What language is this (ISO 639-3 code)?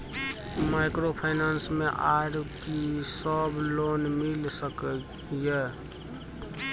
mai